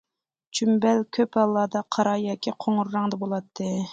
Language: Uyghur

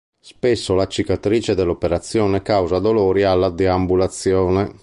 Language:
Italian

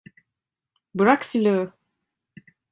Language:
Turkish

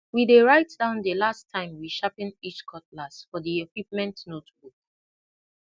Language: Nigerian Pidgin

